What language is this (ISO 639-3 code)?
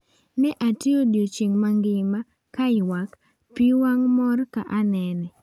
luo